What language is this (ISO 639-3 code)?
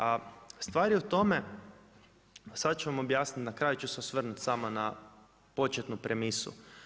hrv